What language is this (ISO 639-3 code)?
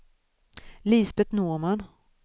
swe